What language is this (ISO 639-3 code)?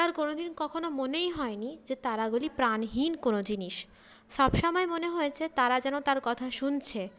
ben